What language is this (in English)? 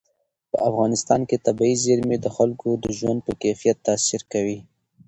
Pashto